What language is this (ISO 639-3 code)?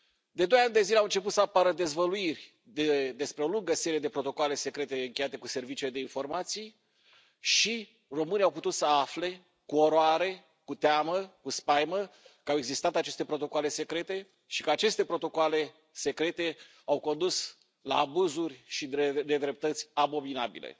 ron